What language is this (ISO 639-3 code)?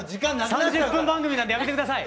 jpn